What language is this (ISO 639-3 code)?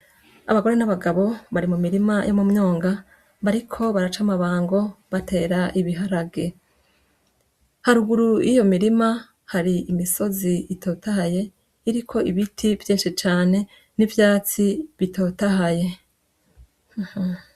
run